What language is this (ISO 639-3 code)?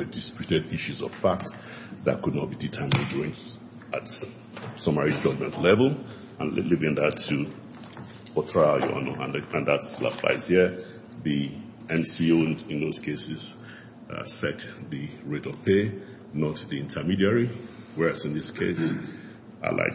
eng